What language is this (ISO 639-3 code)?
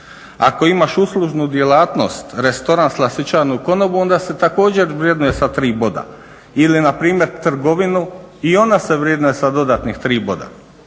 hrv